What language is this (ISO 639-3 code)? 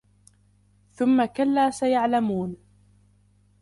ara